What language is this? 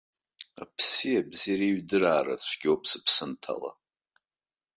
Abkhazian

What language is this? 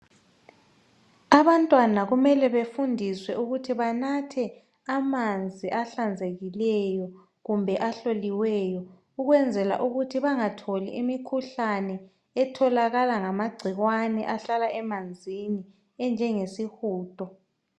North Ndebele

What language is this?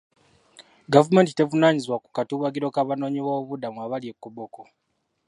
Ganda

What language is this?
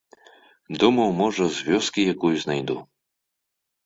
Belarusian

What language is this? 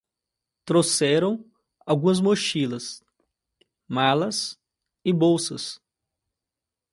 Portuguese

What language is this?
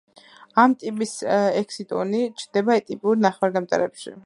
Georgian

